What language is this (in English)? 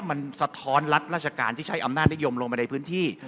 Thai